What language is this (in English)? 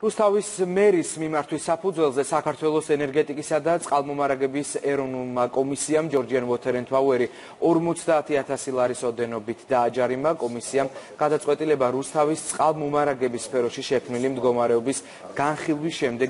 Romanian